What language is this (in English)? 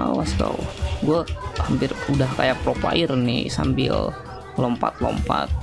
Indonesian